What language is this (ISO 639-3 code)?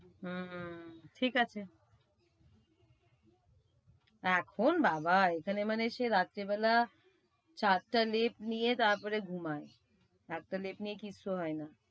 ben